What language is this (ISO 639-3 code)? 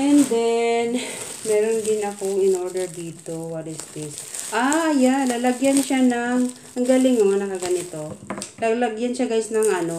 fil